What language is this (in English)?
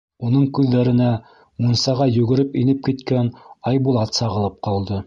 Bashkir